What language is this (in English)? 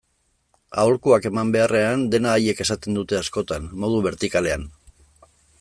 Basque